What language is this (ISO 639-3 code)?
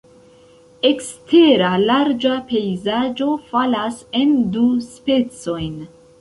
epo